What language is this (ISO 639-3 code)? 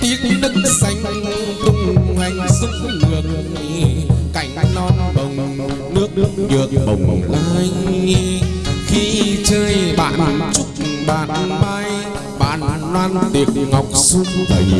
vie